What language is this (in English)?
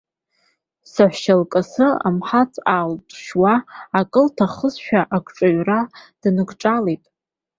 Abkhazian